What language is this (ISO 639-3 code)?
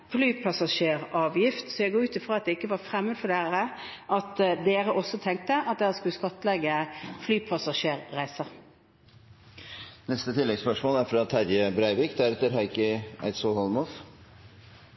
nor